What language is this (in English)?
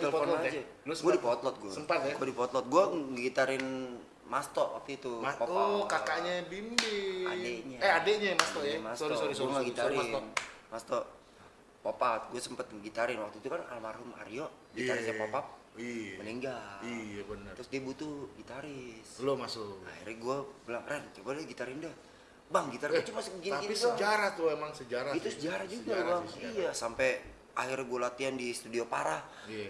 Indonesian